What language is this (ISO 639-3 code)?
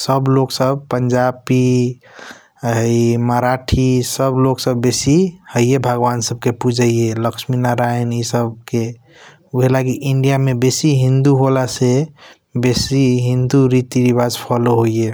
thq